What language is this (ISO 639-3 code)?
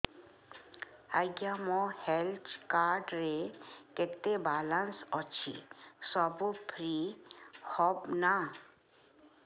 ori